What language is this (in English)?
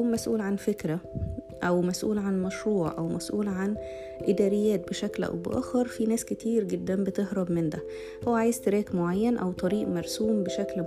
Arabic